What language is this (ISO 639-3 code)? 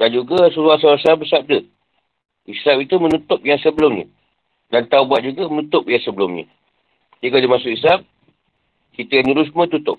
msa